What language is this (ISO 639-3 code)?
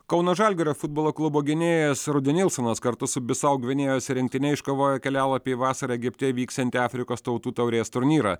lit